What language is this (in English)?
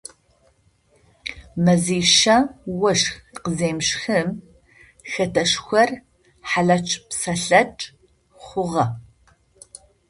Adyghe